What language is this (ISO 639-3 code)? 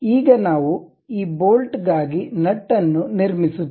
kan